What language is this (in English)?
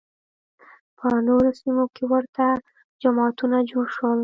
Pashto